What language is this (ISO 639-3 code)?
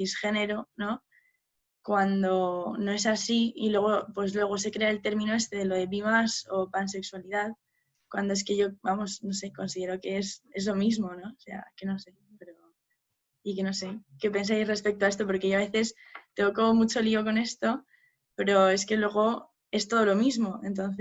spa